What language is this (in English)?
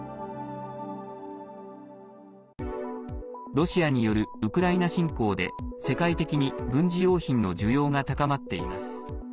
Japanese